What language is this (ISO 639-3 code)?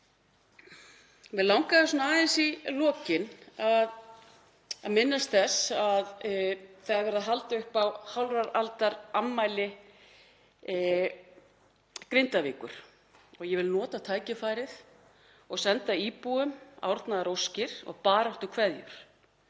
isl